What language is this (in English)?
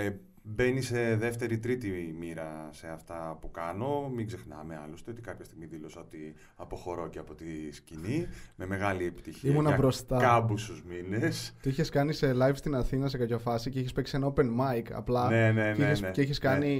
Greek